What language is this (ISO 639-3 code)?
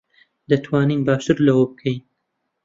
ckb